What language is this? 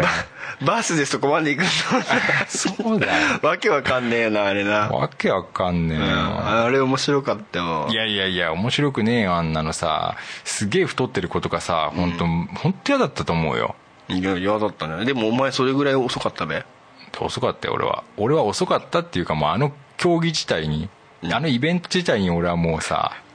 Japanese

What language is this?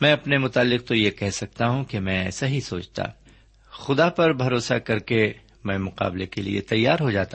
Urdu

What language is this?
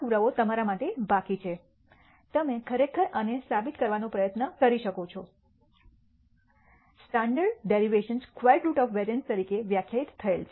Gujarati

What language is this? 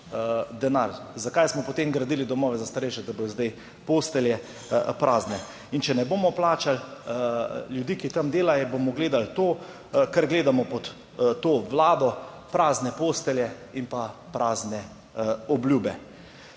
Slovenian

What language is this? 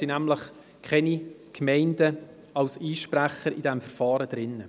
Swiss German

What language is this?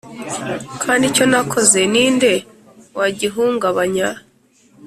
Kinyarwanda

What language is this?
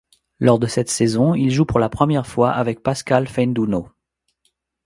French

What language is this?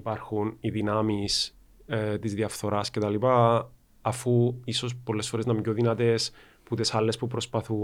Greek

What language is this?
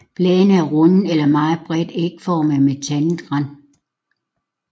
Danish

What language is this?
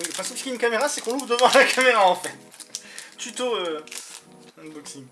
French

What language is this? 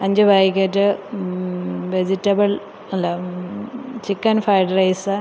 Malayalam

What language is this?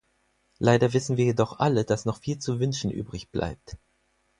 German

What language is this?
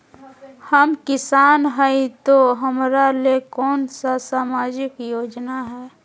Magahi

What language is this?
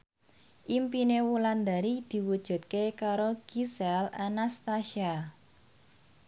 Javanese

